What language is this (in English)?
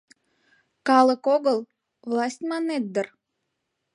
Mari